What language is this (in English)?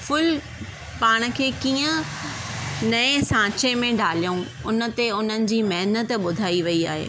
Sindhi